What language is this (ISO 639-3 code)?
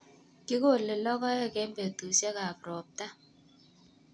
kln